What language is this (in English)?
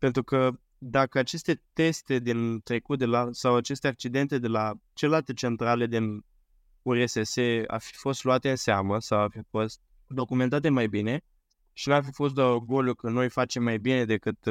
Romanian